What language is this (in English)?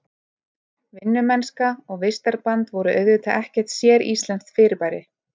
Icelandic